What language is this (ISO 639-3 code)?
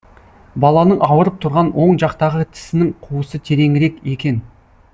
kaz